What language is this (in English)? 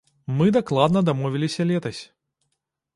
Belarusian